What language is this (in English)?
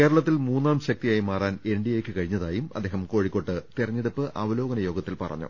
Malayalam